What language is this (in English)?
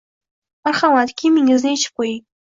Uzbek